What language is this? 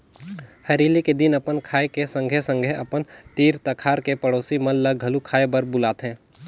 Chhattisgarhi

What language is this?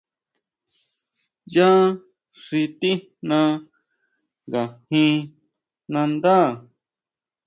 Huautla Mazatec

